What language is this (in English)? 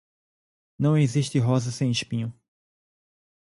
Portuguese